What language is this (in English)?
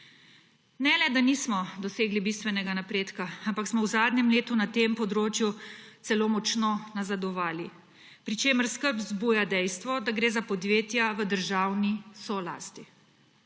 Slovenian